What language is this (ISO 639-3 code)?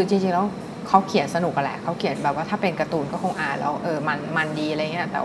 tha